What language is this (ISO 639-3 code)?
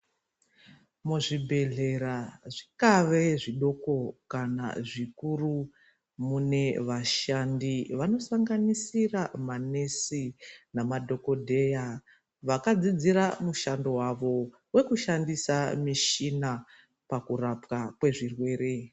ndc